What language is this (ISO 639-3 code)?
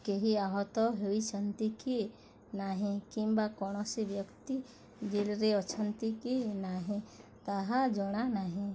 ori